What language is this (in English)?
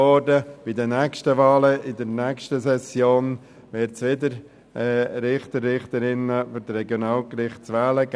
Swiss German